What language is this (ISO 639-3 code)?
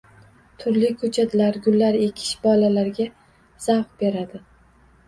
uzb